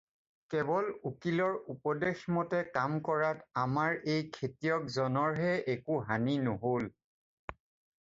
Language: Assamese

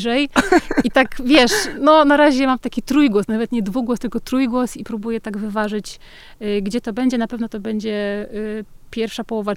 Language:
Polish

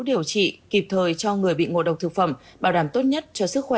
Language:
Vietnamese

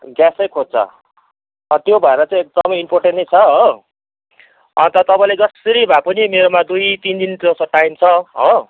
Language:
Nepali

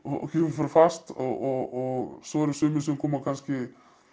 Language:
Icelandic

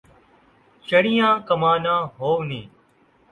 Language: Saraiki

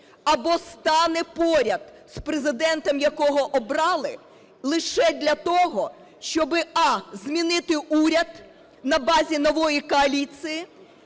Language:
Ukrainian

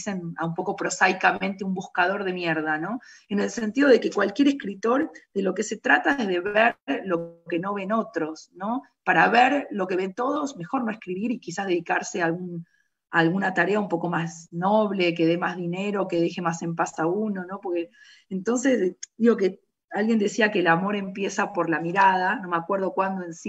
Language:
Spanish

